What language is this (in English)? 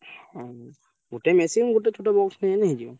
Odia